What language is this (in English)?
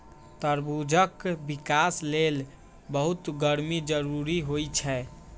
Maithili